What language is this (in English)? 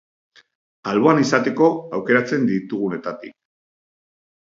Basque